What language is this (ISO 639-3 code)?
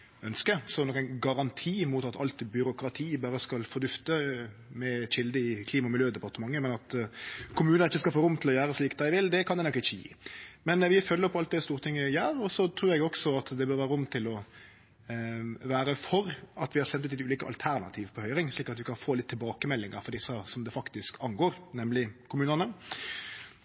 nno